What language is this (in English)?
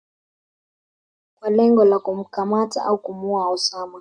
Swahili